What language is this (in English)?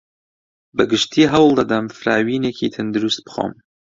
Central Kurdish